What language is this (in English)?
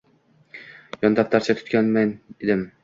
Uzbek